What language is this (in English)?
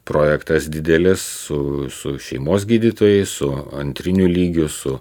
Lithuanian